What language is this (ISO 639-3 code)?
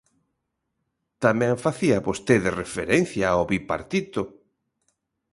glg